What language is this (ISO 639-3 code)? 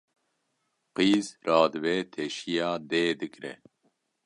kur